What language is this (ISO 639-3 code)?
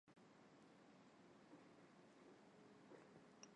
zho